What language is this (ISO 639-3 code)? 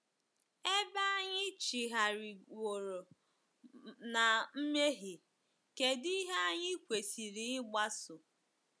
ibo